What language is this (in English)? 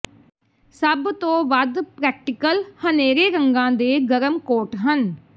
Punjabi